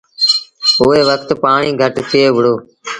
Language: Sindhi Bhil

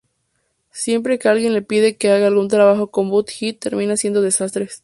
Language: Spanish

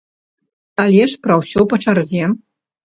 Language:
Belarusian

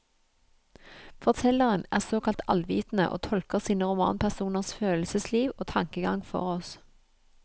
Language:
Norwegian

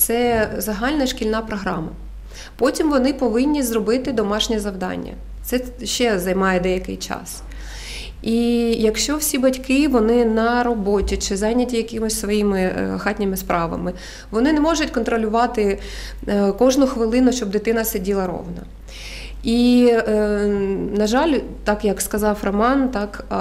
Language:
Ukrainian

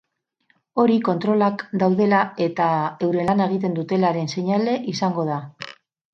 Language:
Basque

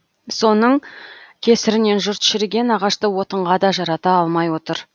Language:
Kazakh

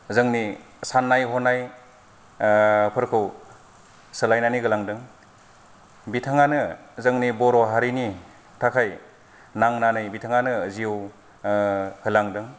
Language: Bodo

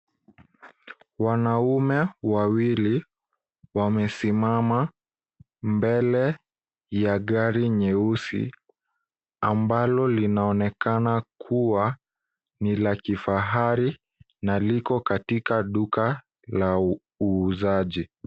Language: Swahili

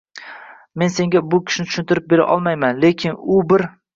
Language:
Uzbek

